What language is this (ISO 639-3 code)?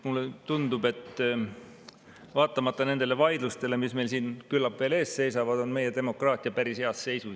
est